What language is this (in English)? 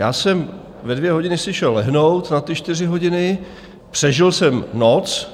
Czech